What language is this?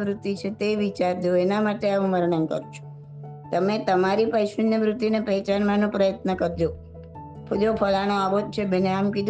Gujarati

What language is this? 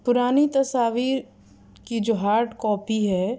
Urdu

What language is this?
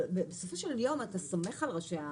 Hebrew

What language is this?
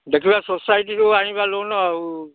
Odia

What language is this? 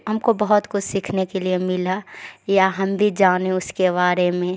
Urdu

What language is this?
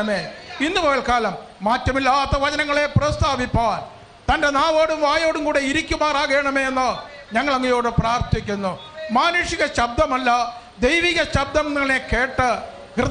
Romanian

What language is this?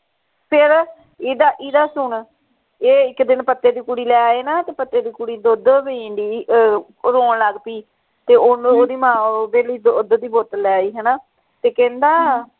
Punjabi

